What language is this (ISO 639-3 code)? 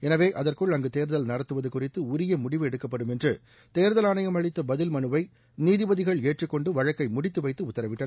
tam